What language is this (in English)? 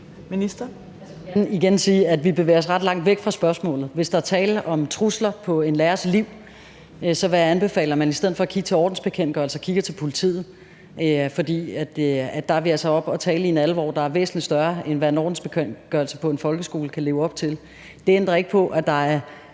Danish